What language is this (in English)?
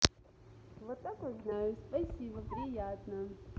Russian